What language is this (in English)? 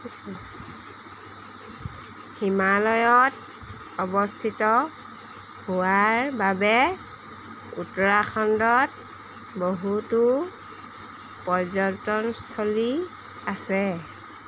Assamese